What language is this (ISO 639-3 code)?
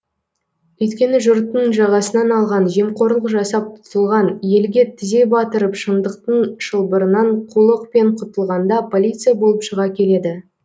kaz